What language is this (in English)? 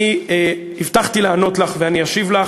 Hebrew